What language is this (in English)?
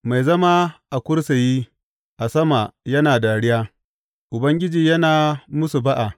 Hausa